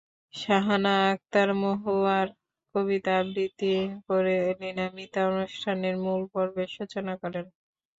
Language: Bangla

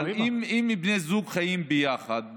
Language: Hebrew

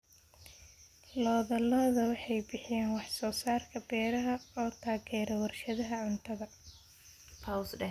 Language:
Somali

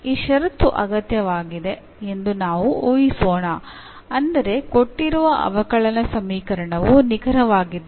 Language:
Kannada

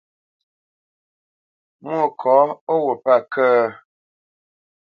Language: Bamenyam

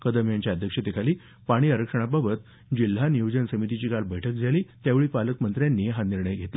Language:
Marathi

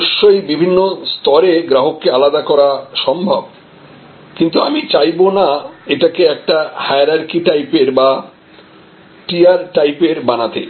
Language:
Bangla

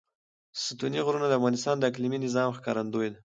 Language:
Pashto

